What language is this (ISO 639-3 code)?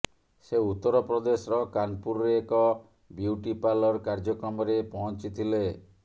ori